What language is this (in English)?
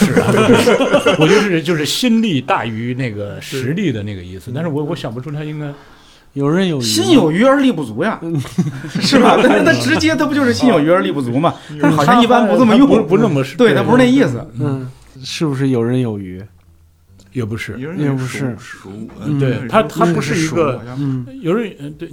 Chinese